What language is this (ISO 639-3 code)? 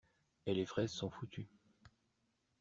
fra